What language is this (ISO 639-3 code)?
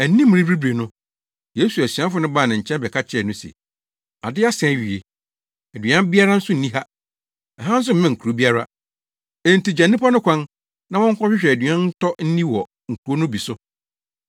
aka